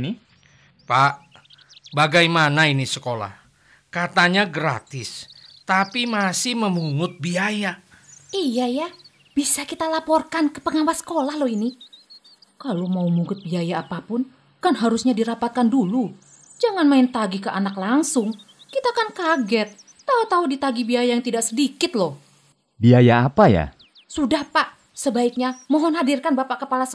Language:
Indonesian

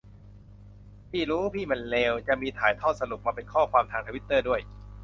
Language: Thai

